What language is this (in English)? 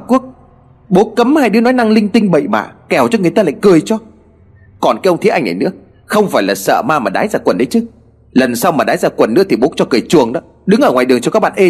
Vietnamese